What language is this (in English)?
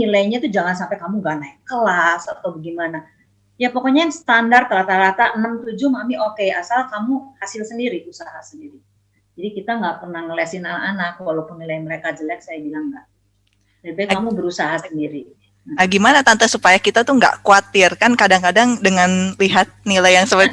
Indonesian